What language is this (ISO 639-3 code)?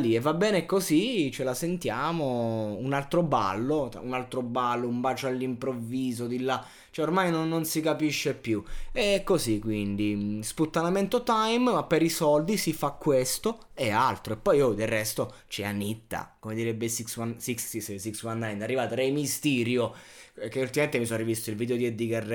ita